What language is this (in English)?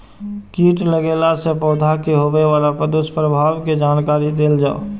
Maithili